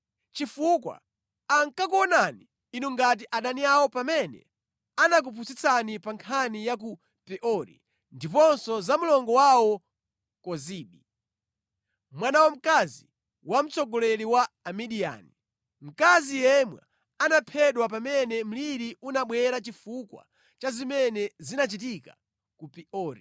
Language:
Nyanja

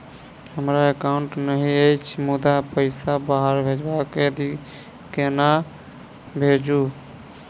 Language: Maithili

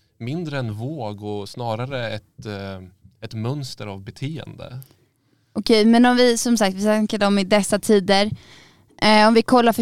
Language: Swedish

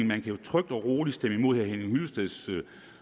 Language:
Danish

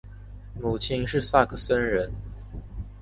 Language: Chinese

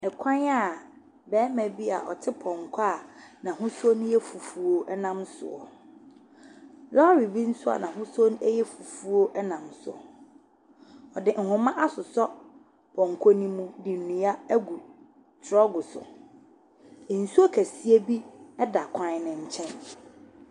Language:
Akan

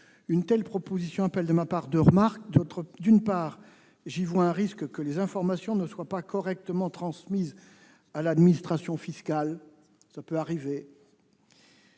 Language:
French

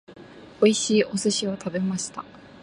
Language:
Japanese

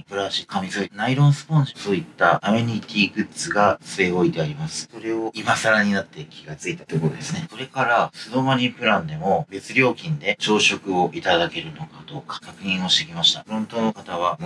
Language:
Japanese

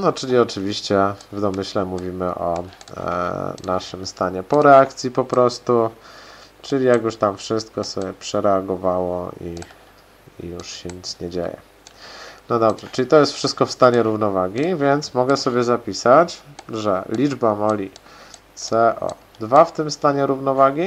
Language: Polish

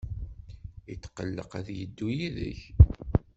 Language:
Kabyle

